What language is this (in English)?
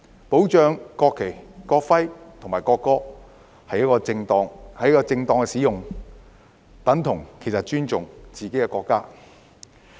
Cantonese